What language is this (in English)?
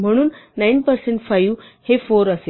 Marathi